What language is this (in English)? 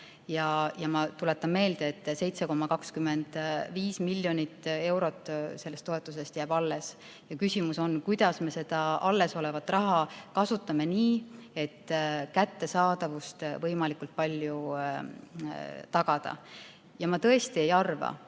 Estonian